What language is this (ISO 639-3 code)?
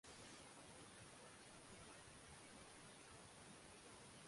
swa